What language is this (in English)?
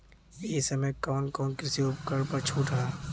Bhojpuri